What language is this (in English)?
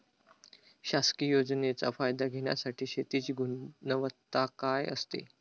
Marathi